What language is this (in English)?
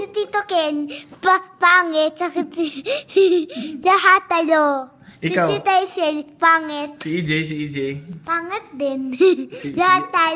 Filipino